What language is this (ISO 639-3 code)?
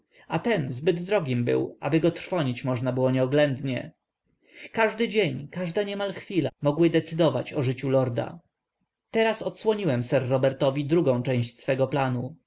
pol